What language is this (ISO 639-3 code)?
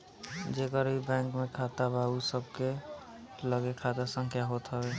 bho